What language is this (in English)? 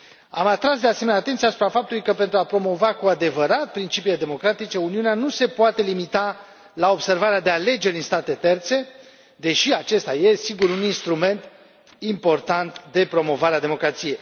Romanian